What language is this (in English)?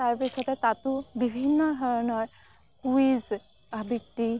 Assamese